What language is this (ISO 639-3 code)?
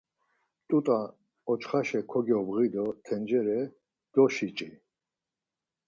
lzz